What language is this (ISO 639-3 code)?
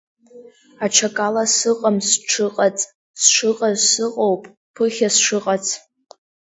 abk